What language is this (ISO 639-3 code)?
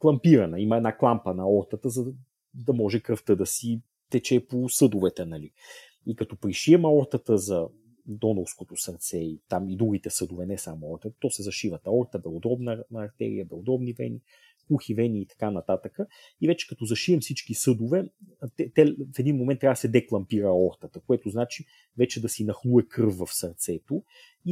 bul